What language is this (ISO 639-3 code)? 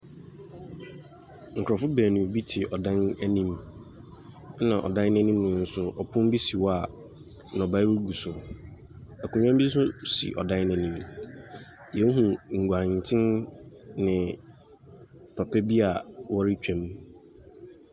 aka